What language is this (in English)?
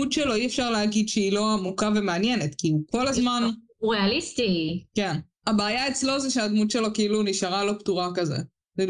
Hebrew